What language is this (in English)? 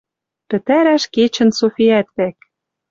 Western Mari